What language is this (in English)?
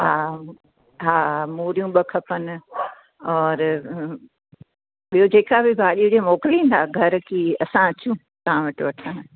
Sindhi